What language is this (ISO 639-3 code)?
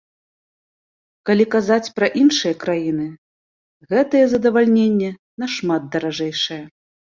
bel